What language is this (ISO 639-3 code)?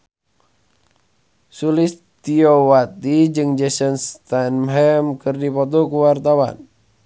sun